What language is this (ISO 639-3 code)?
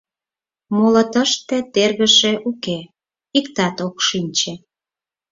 chm